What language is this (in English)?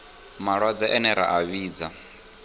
Venda